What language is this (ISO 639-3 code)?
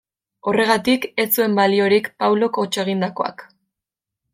eus